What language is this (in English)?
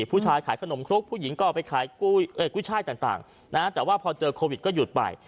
Thai